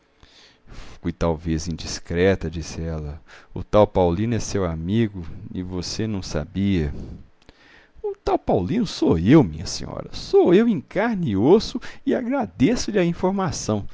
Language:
Portuguese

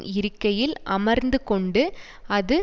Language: Tamil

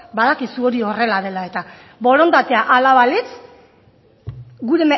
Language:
Basque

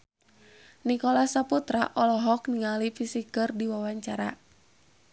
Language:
Sundanese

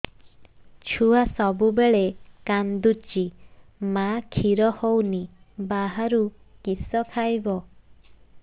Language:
Odia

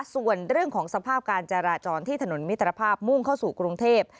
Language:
Thai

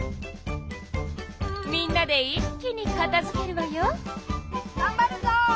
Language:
Japanese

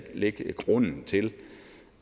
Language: Danish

